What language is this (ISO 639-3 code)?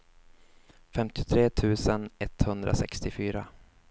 swe